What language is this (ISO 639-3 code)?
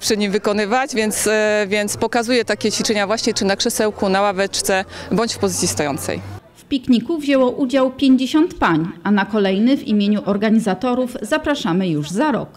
pol